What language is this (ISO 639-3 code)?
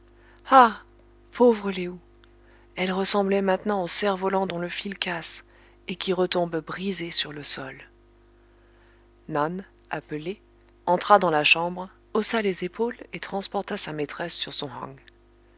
fra